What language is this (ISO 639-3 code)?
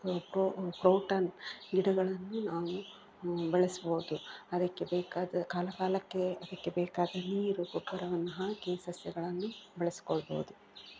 kan